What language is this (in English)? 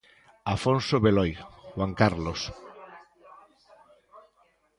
Galician